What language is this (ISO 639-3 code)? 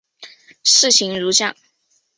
zho